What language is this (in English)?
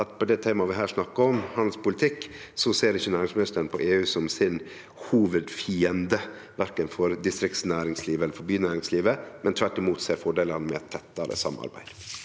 Norwegian